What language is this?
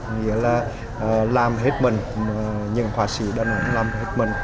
Vietnamese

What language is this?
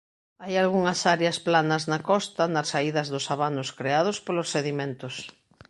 Galician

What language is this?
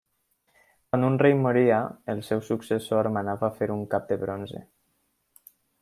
Catalan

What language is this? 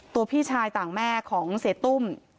Thai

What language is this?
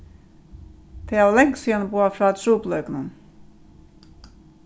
Faroese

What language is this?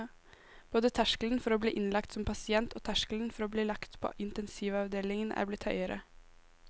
Norwegian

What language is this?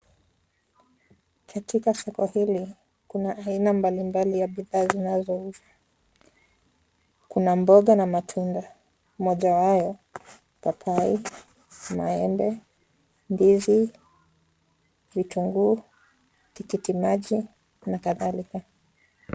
Swahili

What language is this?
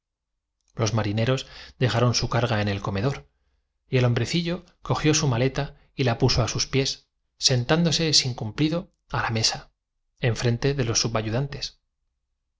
Spanish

